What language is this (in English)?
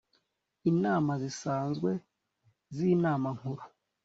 Kinyarwanda